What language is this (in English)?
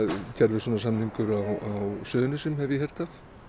Icelandic